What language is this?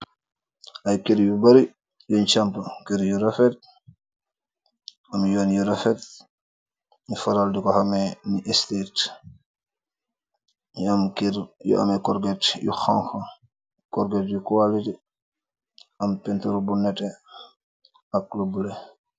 Wolof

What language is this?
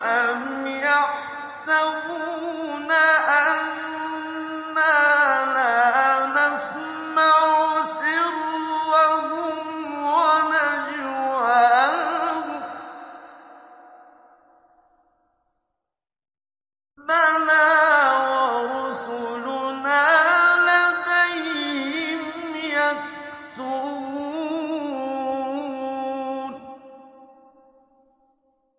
Arabic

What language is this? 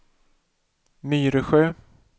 Swedish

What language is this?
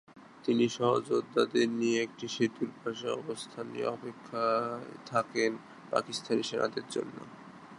Bangla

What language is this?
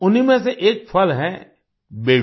Hindi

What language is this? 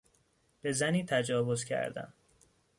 Persian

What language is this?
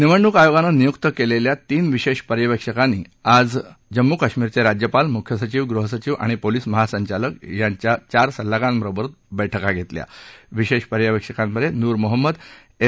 Marathi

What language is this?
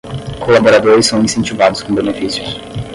Portuguese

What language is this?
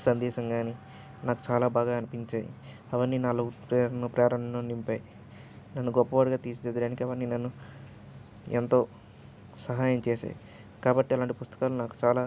Telugu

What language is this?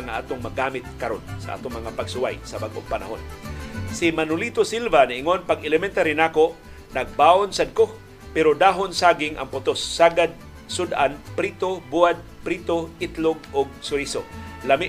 Filipino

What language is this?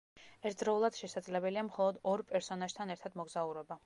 Georgian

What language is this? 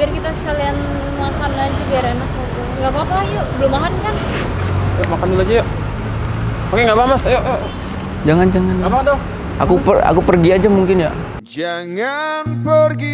Indonesian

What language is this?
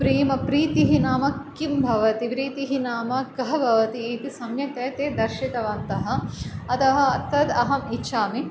Sanskrit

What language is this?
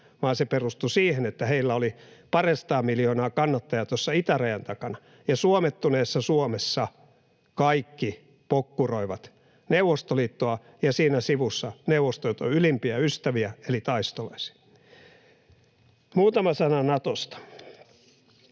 Finnish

